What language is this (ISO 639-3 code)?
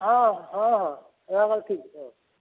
ori